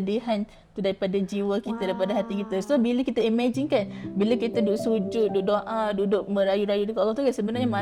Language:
Malay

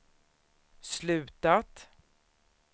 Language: Swedish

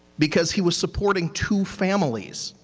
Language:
English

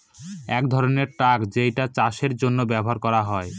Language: Bangla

